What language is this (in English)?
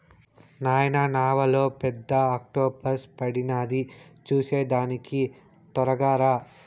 Telugu